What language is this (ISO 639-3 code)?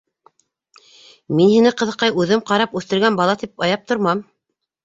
bak